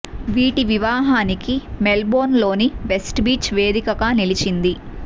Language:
Telugu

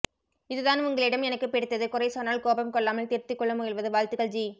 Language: Tamil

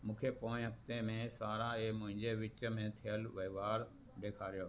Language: Sindhi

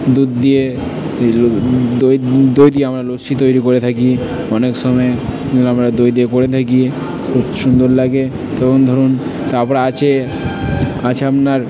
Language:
Bangla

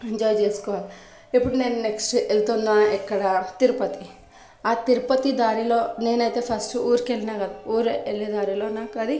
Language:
Telugu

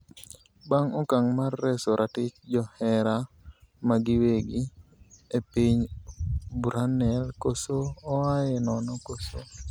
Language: Luo (Kenya and Tanzania)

